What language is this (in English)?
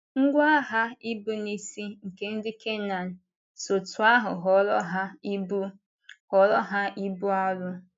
Igbo